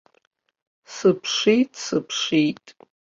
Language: Abkhazian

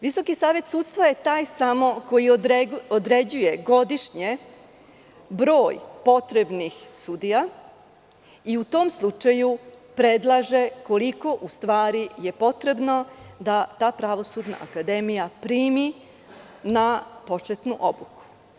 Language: Serbian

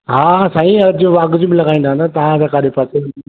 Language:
Sindhi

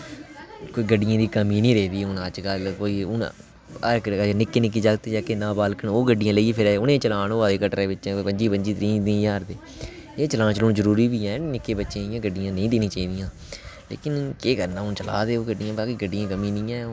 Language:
Dogri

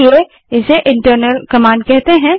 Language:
Hindi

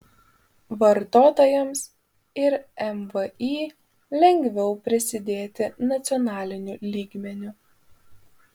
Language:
Lithuanian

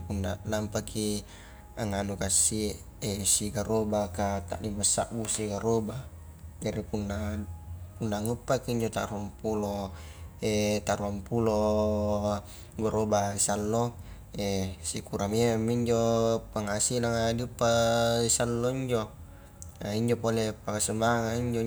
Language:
Highland Konjo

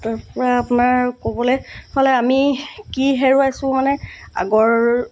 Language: Assamese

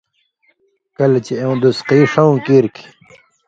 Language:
Indus Kohistani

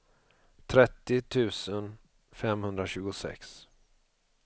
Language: Swedish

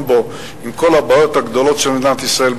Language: Hebrew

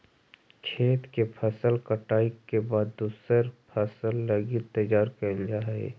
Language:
Magahi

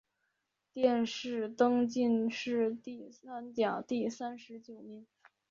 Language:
Chinese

